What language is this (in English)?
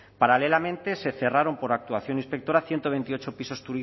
Spanish